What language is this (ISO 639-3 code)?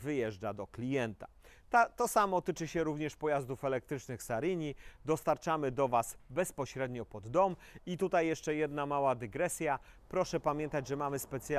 pol